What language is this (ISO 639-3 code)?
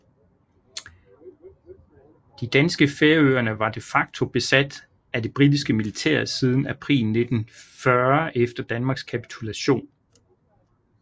dan